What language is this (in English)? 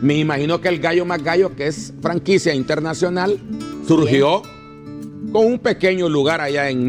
Spanish